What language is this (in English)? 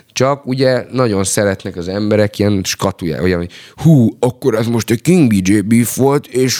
Hungarian